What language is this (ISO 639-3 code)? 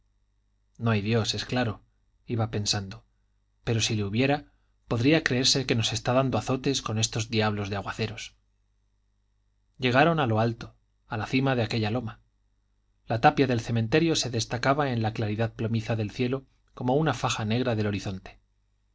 spa